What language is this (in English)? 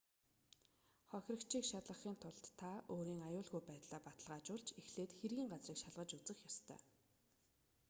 Mongolian